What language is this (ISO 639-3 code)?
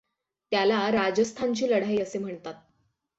mar